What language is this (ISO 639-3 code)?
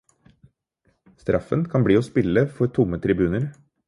nob